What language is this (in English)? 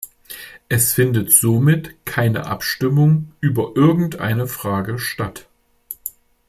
German